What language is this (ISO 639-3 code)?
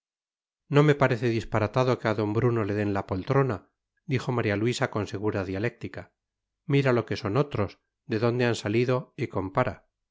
spa